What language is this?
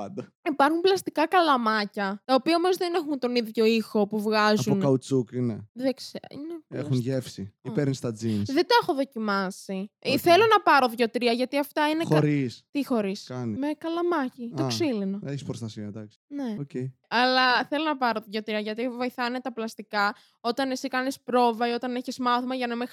Greek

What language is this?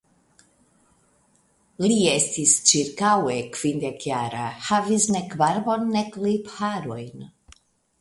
Esperanto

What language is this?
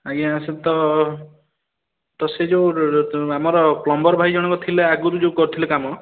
Odia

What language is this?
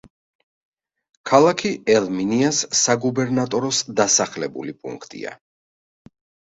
Georgian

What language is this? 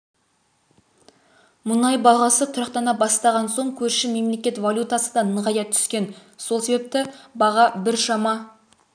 Kazakh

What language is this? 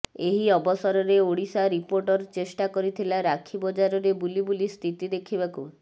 Odia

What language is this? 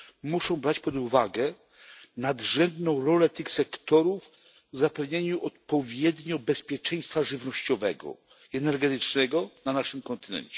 Polish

